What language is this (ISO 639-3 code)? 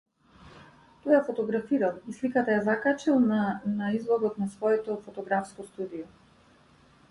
mkd